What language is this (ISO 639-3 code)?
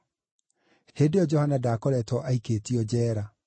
kik